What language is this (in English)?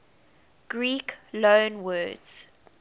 English